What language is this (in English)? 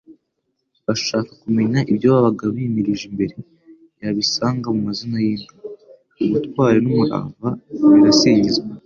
Kinyarwanda